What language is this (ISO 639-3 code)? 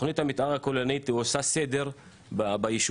heb